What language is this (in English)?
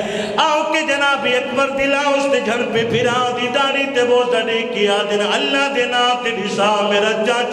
Arabic